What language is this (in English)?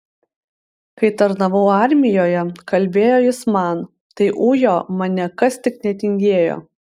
Lithuanian